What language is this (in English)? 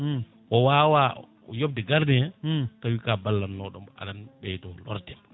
Fula